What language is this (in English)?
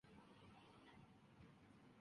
Japanese